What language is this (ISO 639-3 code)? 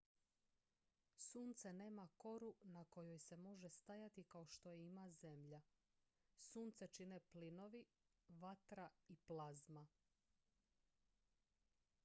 hrv